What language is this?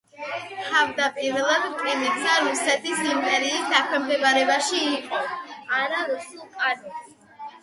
Georgian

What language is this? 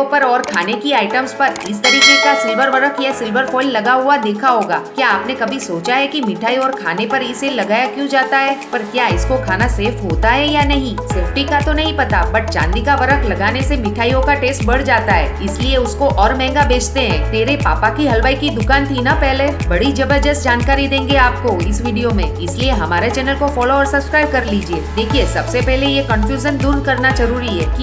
Hindi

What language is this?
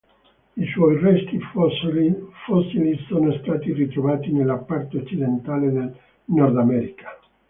Italian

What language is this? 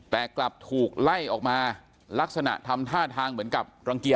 Thai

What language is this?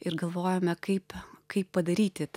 Lithuanian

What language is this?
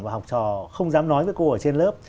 Vietnamese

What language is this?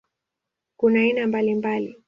Swahili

